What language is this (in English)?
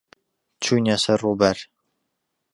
Central Kurdish